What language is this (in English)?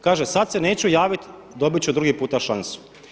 Croatian